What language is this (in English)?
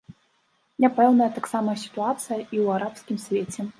Belarusian